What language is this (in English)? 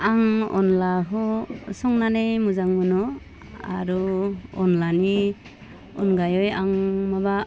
Bodo